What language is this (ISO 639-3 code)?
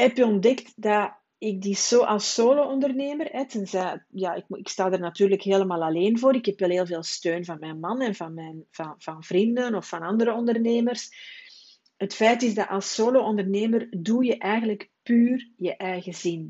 nld